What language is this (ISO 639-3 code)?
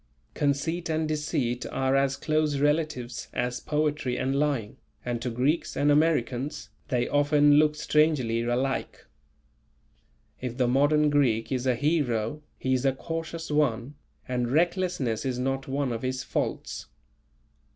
eng